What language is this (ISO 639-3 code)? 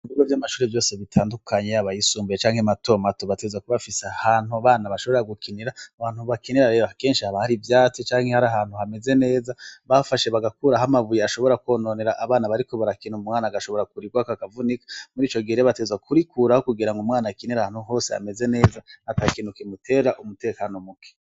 run